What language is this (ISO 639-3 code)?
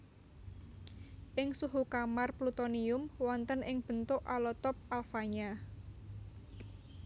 jav